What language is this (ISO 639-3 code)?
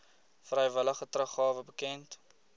afr